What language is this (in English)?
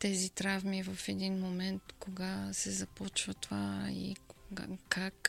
Bulgarian